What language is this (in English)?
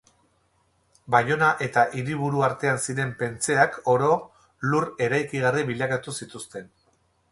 Basque